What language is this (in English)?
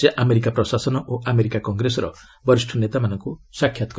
Odia